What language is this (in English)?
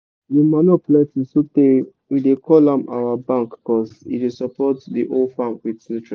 Nigerian Pidgin